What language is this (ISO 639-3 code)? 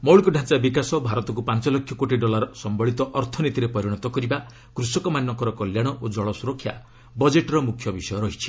ori